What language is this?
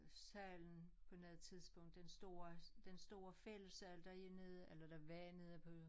Danish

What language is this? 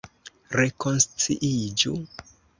Esperanto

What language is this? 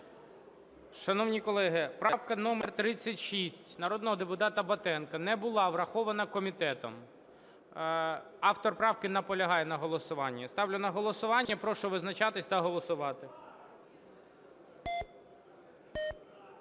Ukrainian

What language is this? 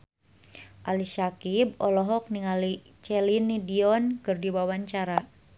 Sundanese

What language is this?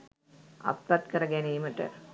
Sinhala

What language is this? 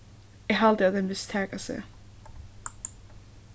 Faroese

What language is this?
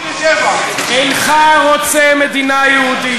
Hebrew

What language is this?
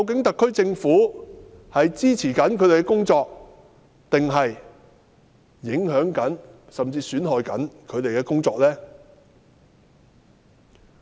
Cantonese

